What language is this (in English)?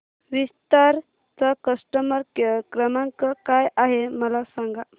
Marathi